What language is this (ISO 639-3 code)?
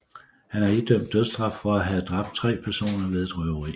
dan